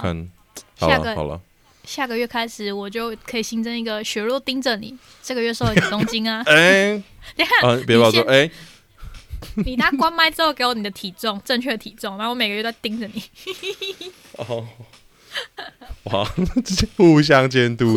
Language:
Chinese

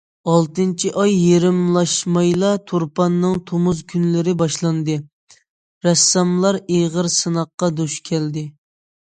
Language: Uyghur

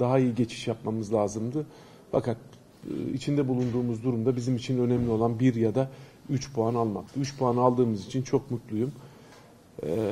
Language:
Turkish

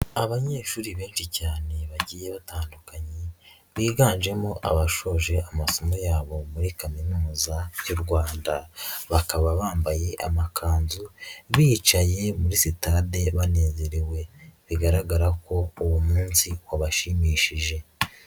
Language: Kinyarwanda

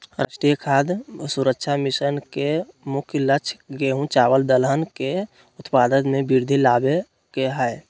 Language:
Magahi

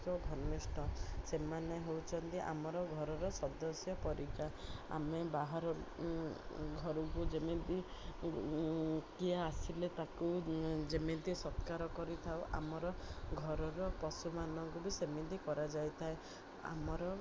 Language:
Odia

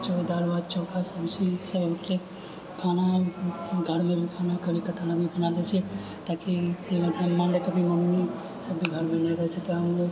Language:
Maithili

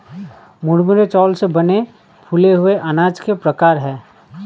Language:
Hindi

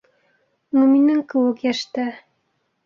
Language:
Bashkir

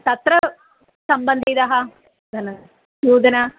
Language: Sanskrit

